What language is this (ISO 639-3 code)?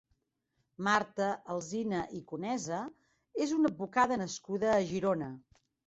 cat